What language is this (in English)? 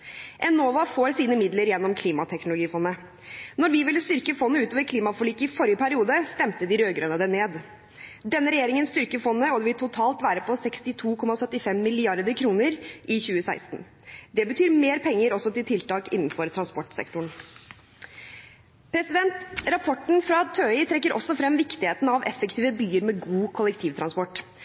Norwegian Bokmål